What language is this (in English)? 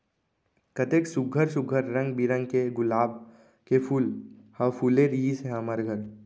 Chhattisgarhi